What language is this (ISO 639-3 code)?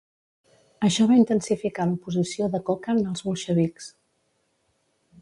cat